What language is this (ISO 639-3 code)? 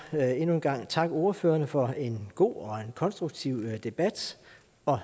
dan